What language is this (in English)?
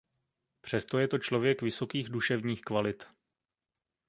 Czech